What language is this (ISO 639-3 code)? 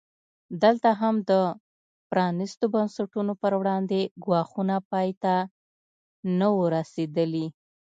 pus